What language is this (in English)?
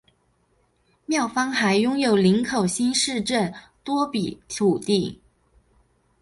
Chinese